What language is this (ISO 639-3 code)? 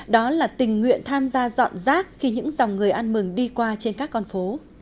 vie